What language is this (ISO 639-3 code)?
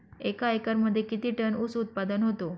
mar